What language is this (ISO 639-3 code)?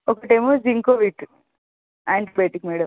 tel